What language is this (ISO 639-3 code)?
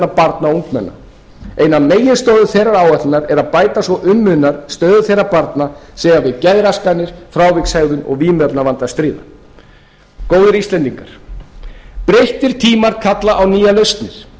isl